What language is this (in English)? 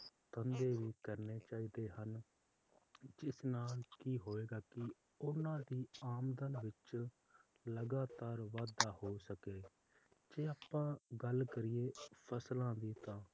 Punjabi